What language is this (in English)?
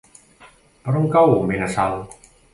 Catalan